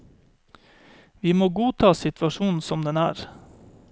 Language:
Norwegian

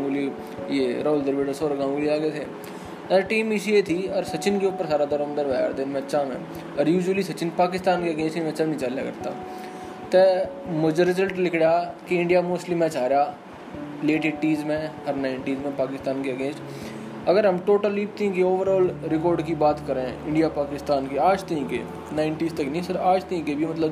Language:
Hindi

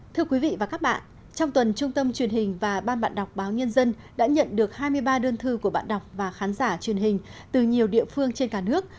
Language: Vietnamese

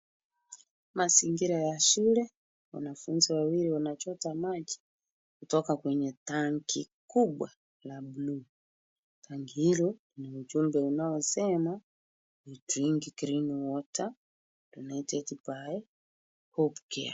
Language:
Swahili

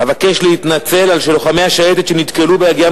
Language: Hebrew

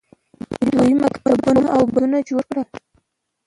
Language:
Pashto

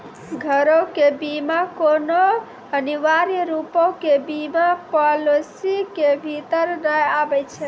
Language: Maithili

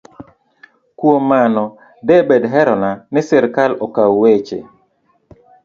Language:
Luo (Kenya and Tanzania)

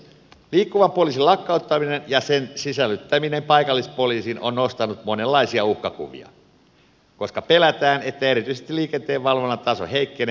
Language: Finnish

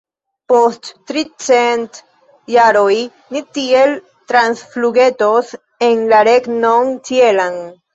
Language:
Esperanto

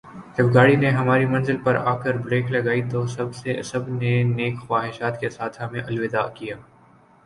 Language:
Urdu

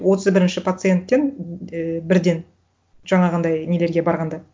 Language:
Kazakh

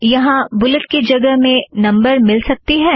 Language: Hindi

